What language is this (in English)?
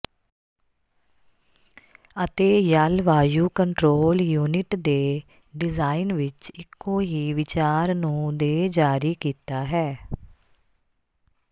Punjabi